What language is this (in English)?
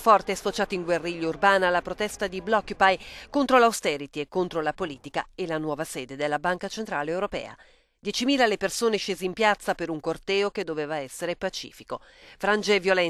Italian